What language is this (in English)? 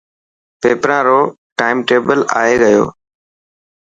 Dhatki